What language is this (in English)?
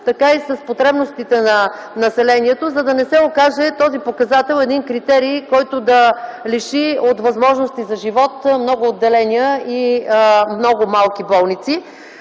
Bulgarian